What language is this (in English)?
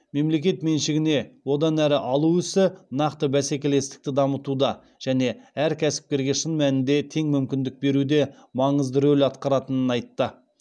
Kazakh